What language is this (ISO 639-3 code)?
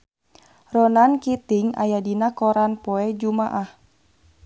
sun